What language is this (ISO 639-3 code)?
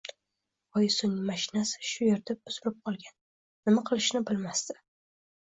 uzb